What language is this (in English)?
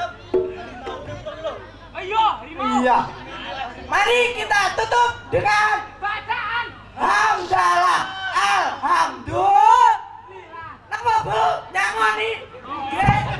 Indonesian